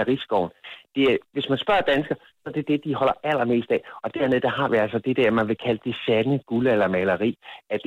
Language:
Danish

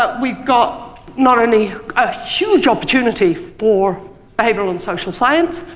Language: English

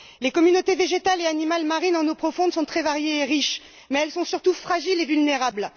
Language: French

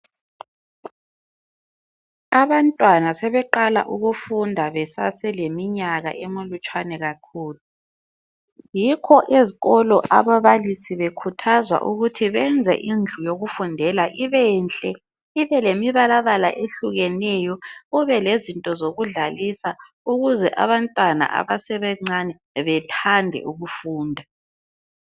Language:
North Ndebele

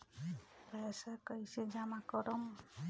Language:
Bhojpuri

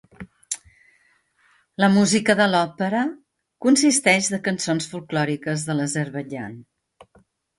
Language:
Catalan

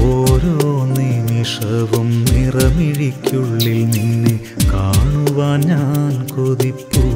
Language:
Malayalam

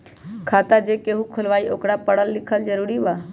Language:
Magahi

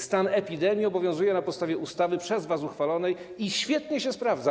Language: Polish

